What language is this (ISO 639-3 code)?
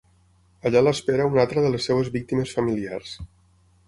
cat